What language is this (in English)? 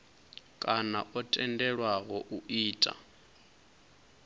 Venda